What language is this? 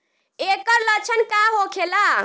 Bhojpuri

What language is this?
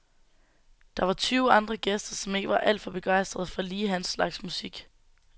Danish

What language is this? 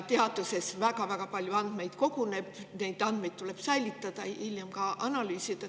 Estonian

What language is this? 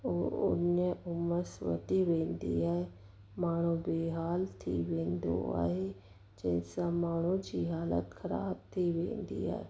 Sindhi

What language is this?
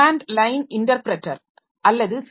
Tamil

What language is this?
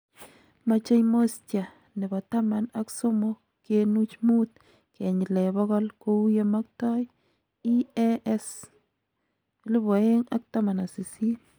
Kalenjin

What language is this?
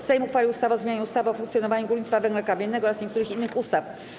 Polish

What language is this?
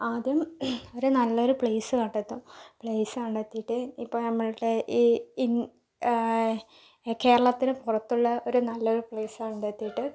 Malayalam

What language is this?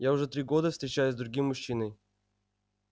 Russian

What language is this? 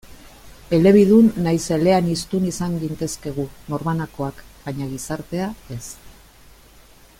Basque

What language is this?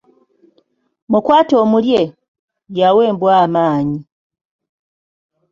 Ganda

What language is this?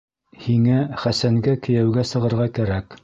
Bashkir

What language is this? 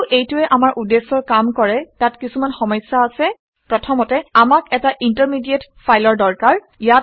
Assamese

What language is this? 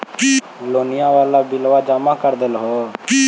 Magahi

